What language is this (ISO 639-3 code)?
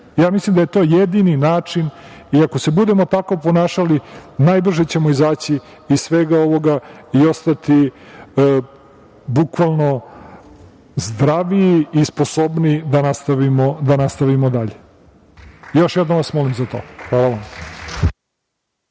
srp